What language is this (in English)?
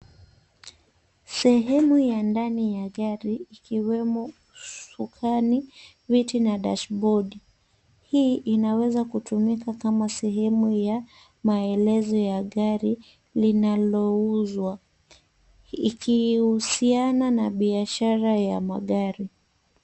Swahili